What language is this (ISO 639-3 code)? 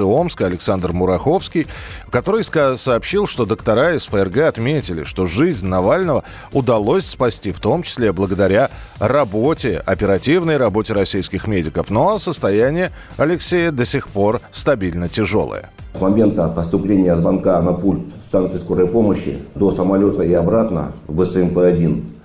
rus